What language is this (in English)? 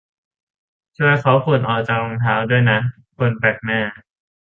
Thai